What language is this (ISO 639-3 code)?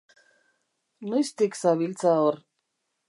eus